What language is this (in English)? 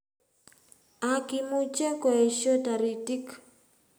Kalenjin